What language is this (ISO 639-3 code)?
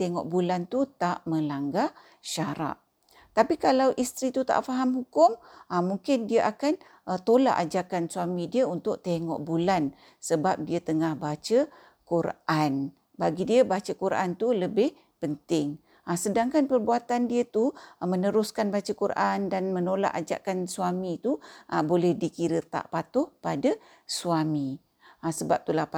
msa